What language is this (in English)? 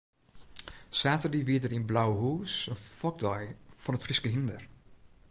Western Frisian